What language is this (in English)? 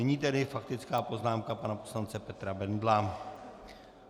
Czech